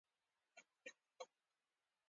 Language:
Pashto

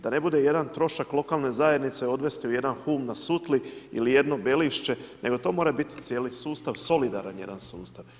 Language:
Croatian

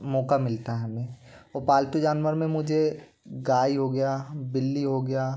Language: Hindi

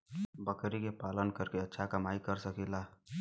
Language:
Bhojpuri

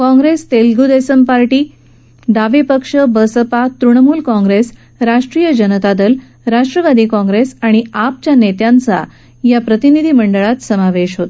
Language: Marathi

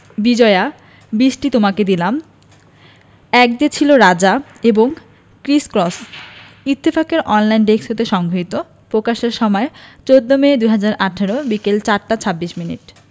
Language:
Bangla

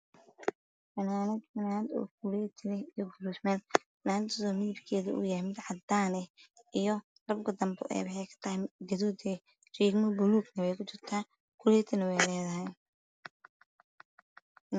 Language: Somali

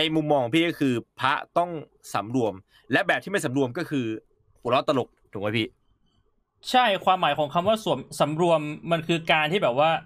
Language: Thai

